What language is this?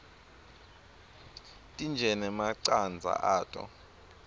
Swati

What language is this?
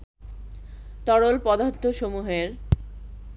Bangla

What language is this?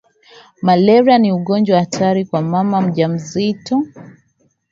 Swahili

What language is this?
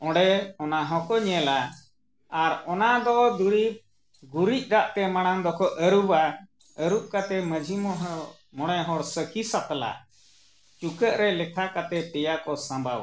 Santali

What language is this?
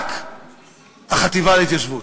Hebrew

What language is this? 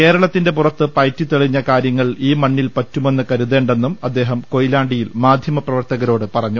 Malayalam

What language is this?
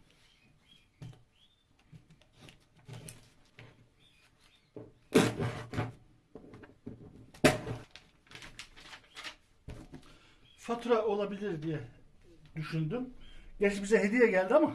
Turkish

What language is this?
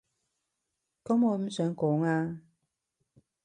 Cantonese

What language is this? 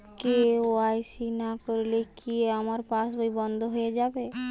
Bangla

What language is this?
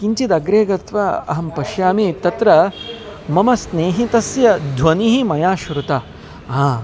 Sanskrit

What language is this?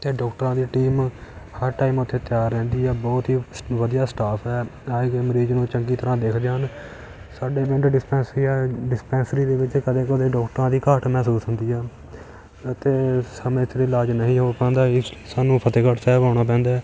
Punjabi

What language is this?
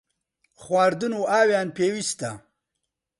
Central Kurdish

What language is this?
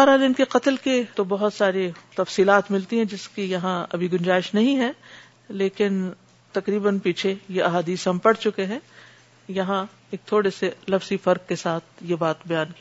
Urdu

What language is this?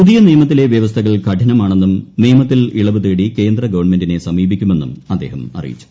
Malayalam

